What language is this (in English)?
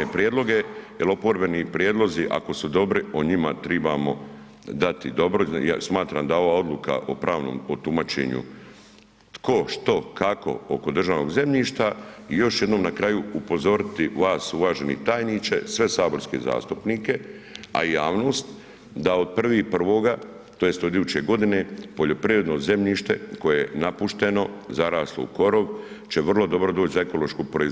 Croatian